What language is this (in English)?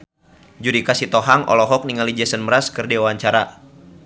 Sundanese